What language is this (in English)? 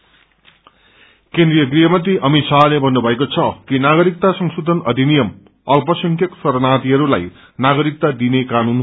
Nepali